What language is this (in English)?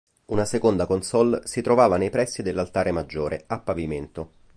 Italian